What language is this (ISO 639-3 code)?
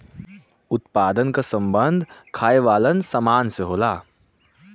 bho